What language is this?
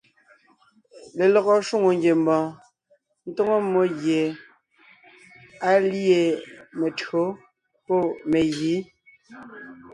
Ngiemboon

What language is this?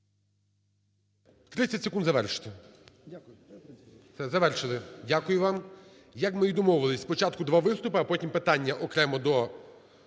Ukrainian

